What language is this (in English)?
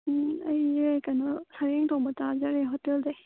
Manipuri